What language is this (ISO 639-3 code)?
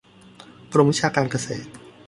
tha